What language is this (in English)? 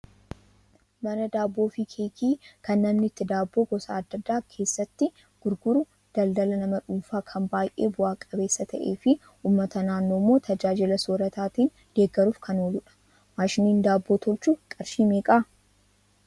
Oromo